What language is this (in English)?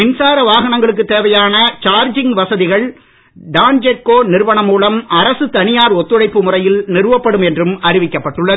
Tamil